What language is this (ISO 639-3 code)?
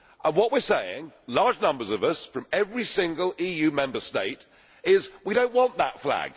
eng